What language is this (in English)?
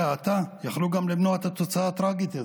Hebrew